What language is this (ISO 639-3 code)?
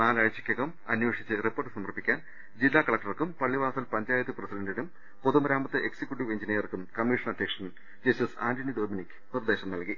mal